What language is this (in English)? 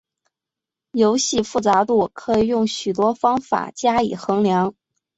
Chinese